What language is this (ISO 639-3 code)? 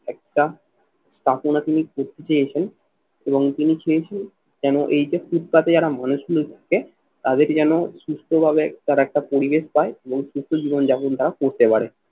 ben